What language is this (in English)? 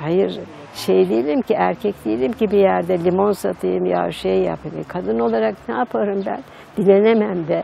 Turkish